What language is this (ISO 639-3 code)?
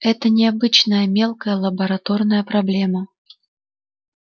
rus